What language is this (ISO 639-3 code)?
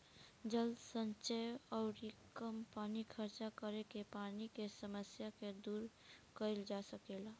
bho